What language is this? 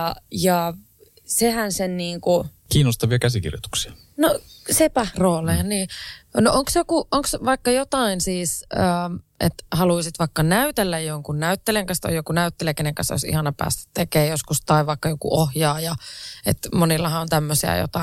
Finnish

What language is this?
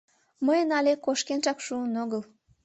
Mari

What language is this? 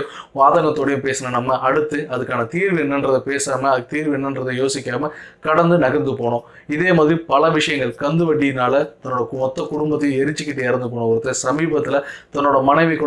English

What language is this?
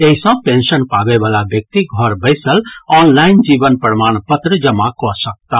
Maithili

